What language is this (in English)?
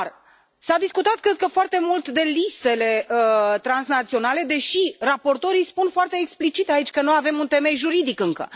Romanian